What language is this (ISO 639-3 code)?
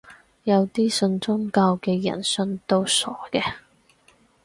yue